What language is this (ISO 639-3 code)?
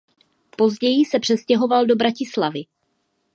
ces